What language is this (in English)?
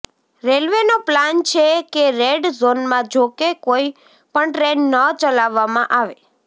Gujarati